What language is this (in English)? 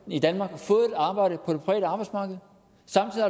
Danish